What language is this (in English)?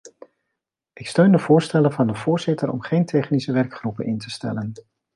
Dutch